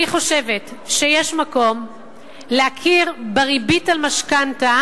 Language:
Hebrew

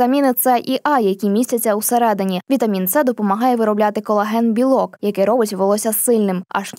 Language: Ukrainian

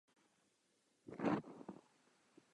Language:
Czech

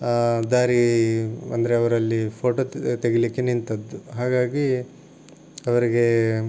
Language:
Kannada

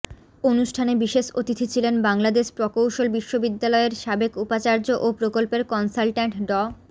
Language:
Bangla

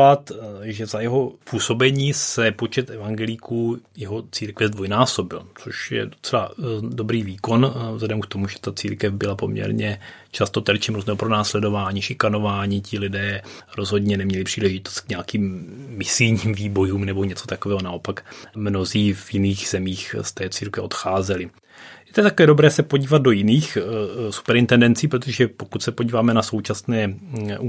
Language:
Czech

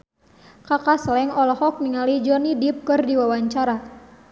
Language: Sundanese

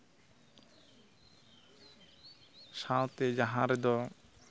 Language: Santali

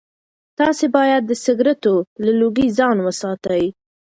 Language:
Pashto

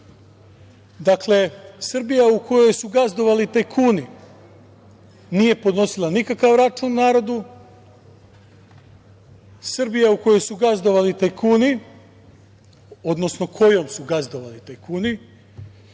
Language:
Serbian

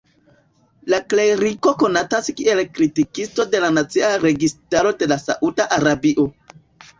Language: Esperanto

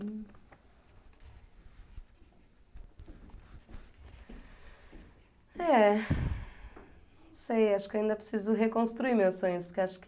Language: Portuguese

